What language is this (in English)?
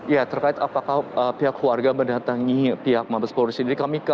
Indonesian